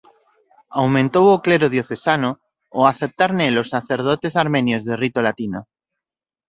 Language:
Galician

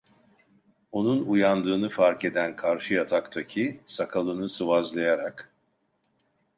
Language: Turkish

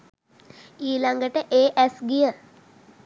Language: Sinhala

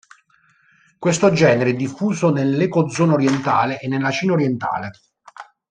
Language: Italian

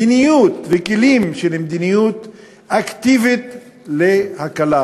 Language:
Hebrew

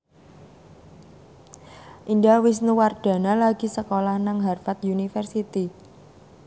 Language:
Javanese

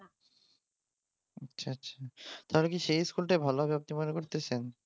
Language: Bangla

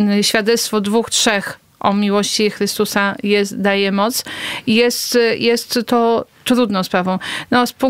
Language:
Polish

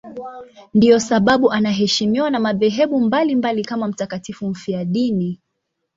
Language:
Swahili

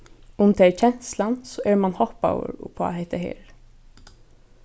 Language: Faroese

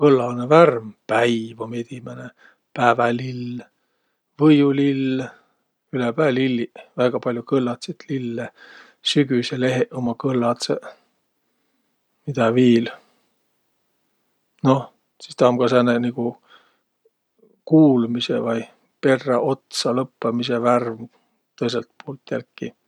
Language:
Võro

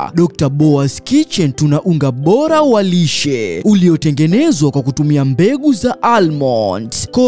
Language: Swahili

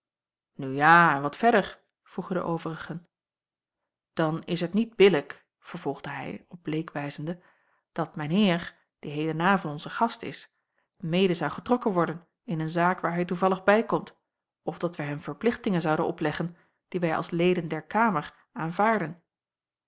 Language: Dutch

